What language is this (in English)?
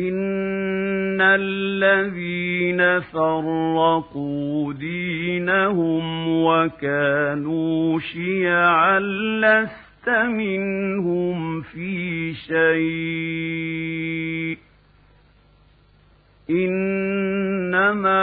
Arabic